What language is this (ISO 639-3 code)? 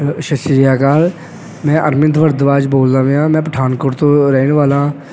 pan